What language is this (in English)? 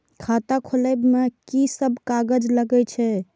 Maithili